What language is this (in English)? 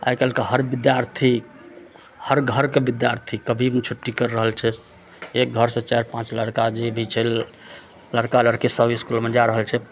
Maithili